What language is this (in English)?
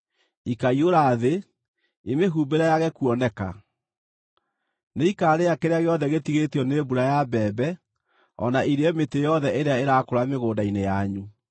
Kikuyu